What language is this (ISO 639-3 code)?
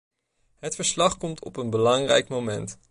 nld